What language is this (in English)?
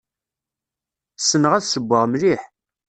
Kabyle